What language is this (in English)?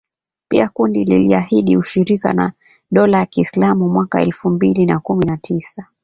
Swahili